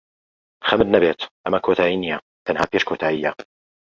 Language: Central Kurdish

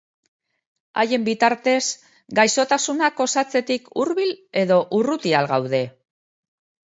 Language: Basque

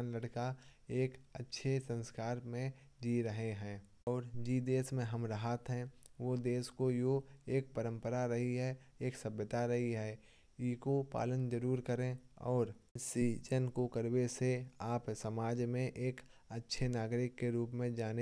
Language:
Kanauji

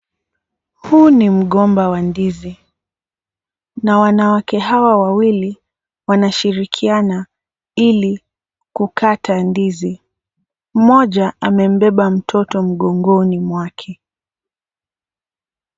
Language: Swahili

